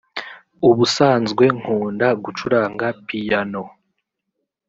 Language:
Kinyarwanda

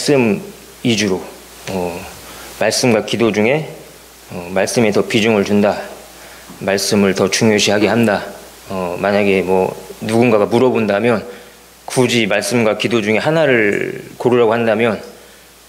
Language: Korean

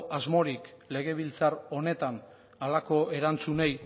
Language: Basque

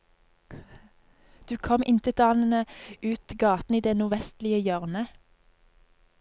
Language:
Norwegian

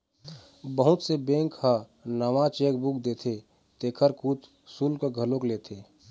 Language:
Chhattisgarhi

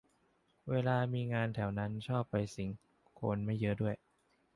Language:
Thai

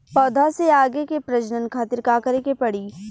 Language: Bhojpuri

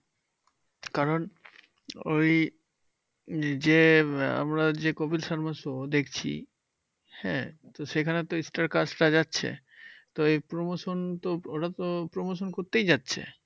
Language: Bangla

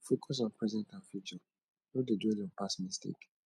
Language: Nigerian Pidgin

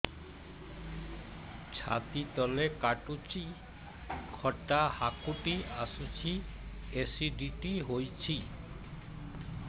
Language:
Odia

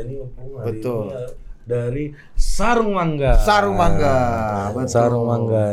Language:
Indonesian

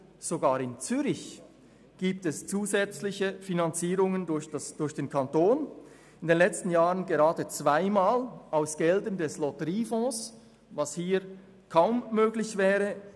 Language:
Swiss German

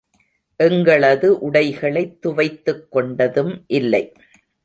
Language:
Tamil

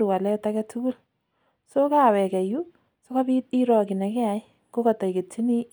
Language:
Kalenjin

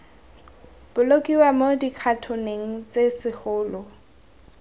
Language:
Tswana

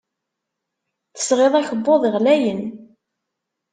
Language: Kabyle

